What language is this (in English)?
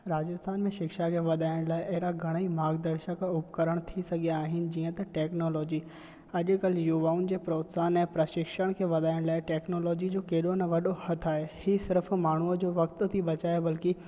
Sindhi